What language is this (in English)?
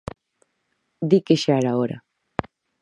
Galician